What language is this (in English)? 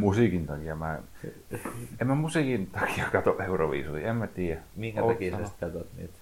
Finnish